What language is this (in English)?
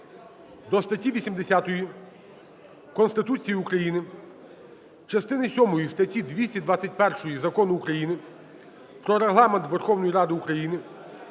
Ukrainian